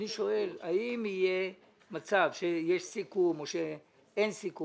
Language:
Hebrew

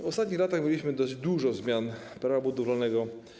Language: Polish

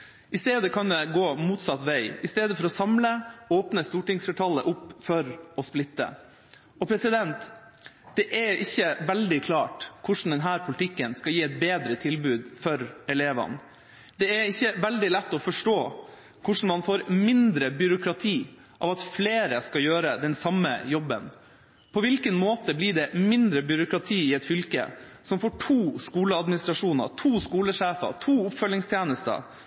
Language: Norwegian Bokmål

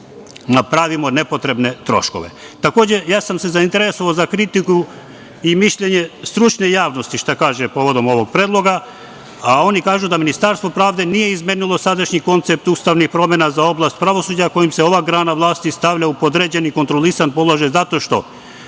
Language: Serbian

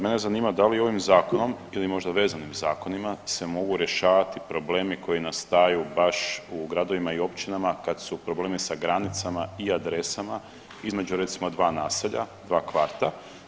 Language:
Croatian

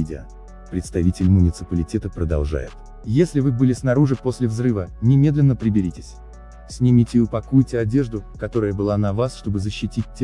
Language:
Russian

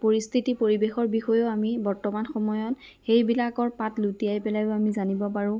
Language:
Assamese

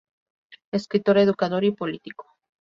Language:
Spanish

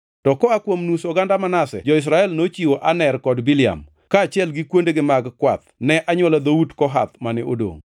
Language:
Luo (Kenya and Tanzania)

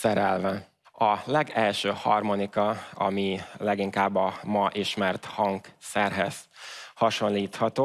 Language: Hungarian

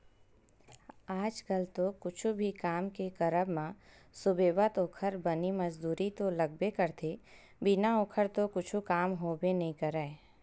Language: Chhattisgarhi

